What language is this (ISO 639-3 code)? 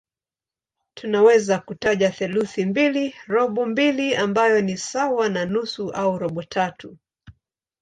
swa